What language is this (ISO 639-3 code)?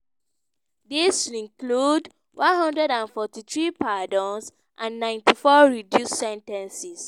pcm